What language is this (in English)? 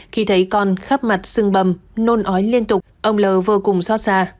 Vietnamese